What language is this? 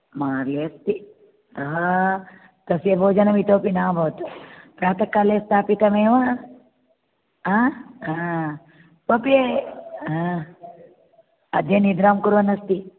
Sanskrit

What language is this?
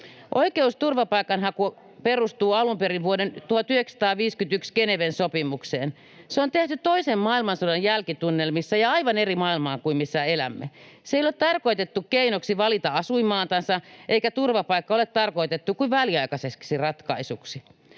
Finnish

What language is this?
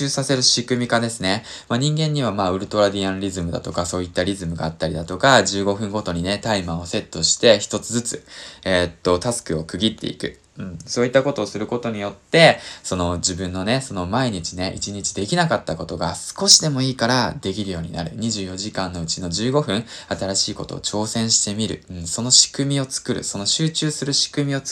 Japanese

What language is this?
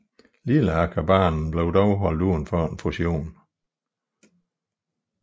Danish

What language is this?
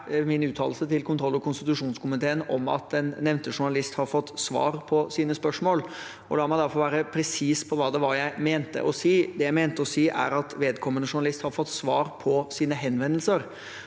Norwegian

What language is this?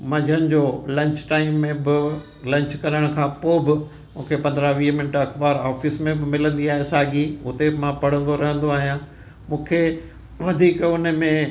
Sindhi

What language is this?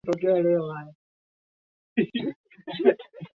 Swahili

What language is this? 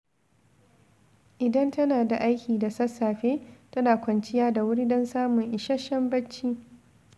Hausa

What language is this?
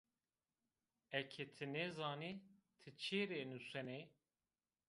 Zaza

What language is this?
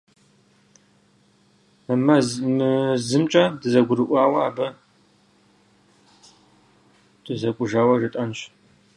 Kabardian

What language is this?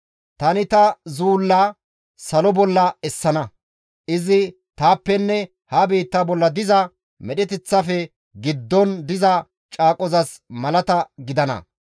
Gamo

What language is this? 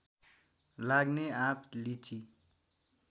Nepali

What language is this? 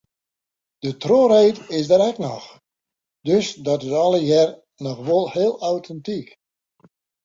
Western Frisian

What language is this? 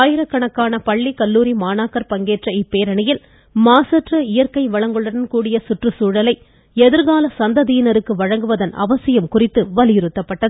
Tamil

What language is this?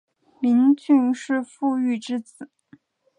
Chinese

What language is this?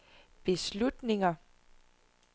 Danish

